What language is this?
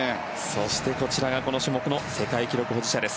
Japanese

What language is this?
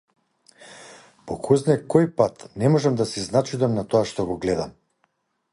Macedonian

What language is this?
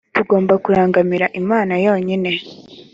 Kinyarwanda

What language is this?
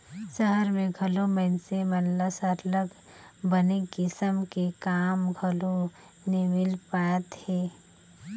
Chhattisgarhi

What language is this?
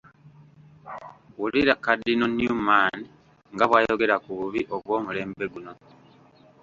Ganda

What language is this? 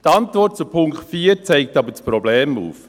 Swiss German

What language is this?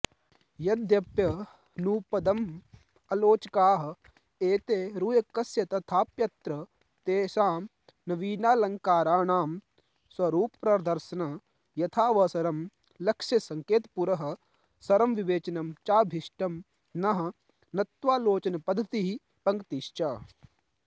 Sanskrit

